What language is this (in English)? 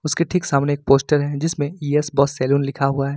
Hindi